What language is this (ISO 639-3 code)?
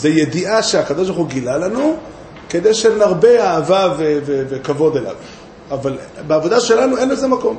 heb